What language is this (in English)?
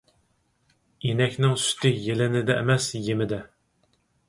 Uyghur